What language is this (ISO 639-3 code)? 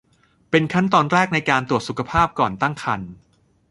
tha